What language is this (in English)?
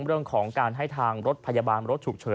Thai